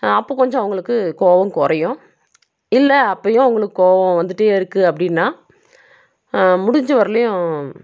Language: Tamil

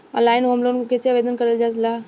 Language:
Bhojpuri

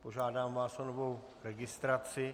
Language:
Czech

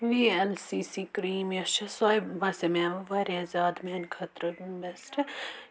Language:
Kashmiri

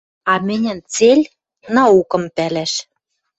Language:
Western Mari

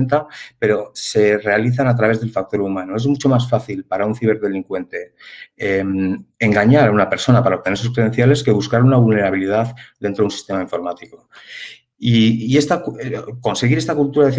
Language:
Spanish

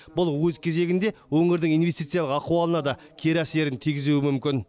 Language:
Kazakh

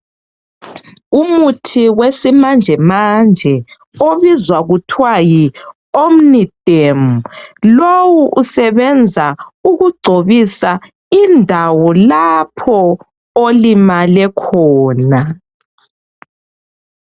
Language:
North Ndebele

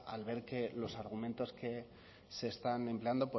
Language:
Spanish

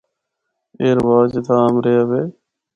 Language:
Northern Hindko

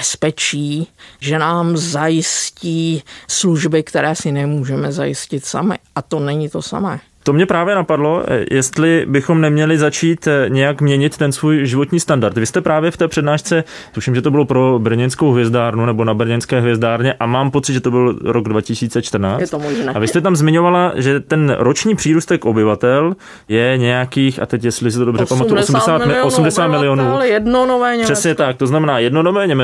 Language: Czech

